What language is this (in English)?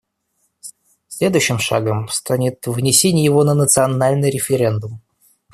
Russian